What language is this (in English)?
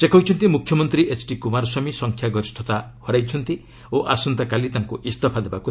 Odia